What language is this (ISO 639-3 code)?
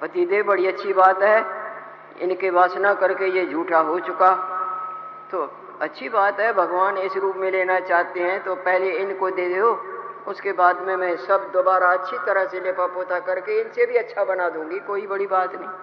hin